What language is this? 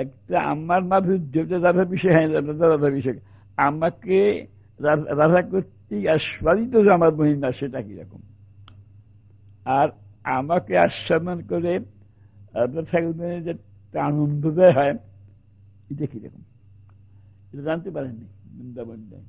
Turkish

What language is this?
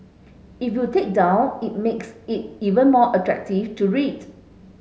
English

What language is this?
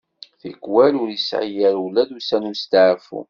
Kabyle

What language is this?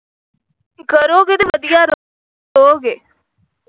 Punjabi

